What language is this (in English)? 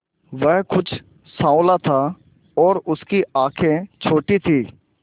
Hindi